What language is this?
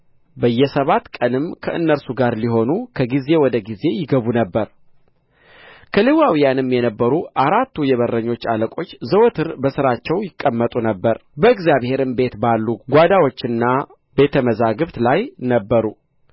Amharic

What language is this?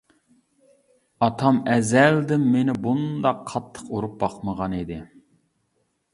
Uyghur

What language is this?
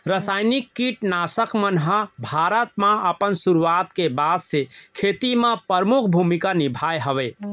Chhattisgarhi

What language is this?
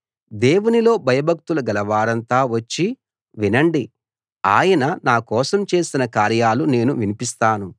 Telugu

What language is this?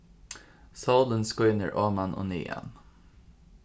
Faroese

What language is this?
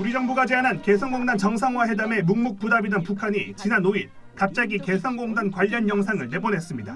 Korean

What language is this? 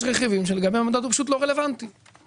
Hebrew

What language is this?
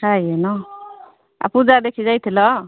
Odia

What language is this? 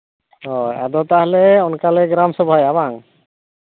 Santali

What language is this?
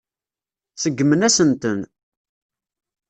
Kabyle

